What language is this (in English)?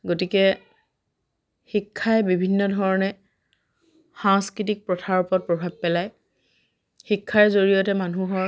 Assamese